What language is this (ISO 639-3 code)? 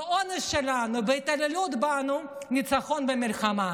heb